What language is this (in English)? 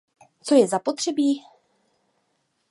Czech